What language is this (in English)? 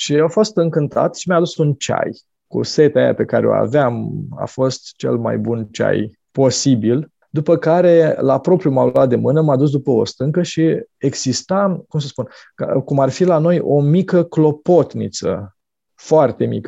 Romanian